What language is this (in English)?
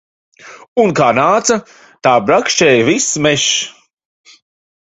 Latvian